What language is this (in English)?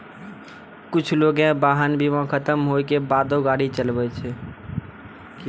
Maithili